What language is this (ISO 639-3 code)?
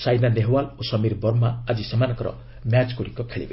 ori